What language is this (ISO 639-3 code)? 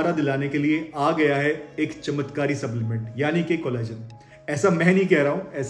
hin